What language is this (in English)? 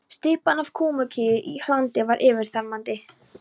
Icelandic